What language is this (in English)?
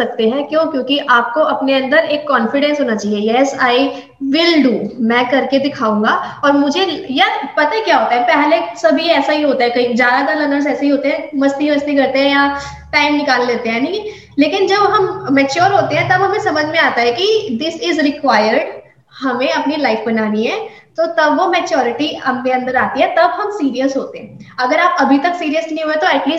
Hindi